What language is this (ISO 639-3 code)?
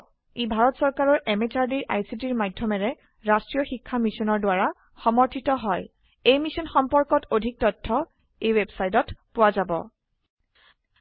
asm